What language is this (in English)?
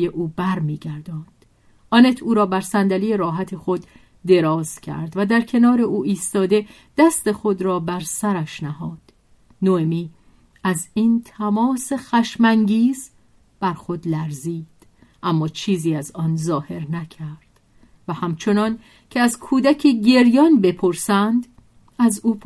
Persian